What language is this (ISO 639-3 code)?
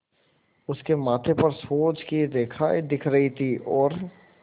hin